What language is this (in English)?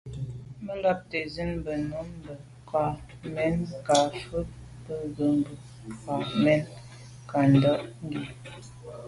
Medumba